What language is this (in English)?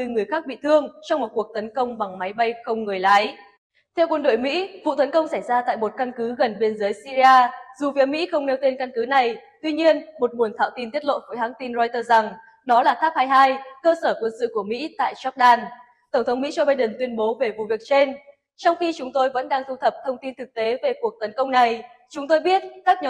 Vietnamese